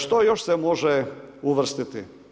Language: Croatian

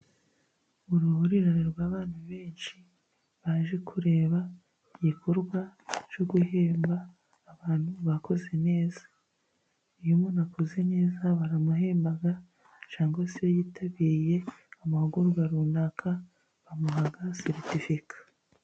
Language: Kinyarwanda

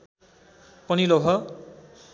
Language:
Nepali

